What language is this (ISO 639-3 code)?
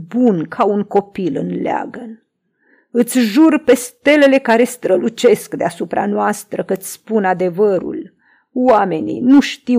ron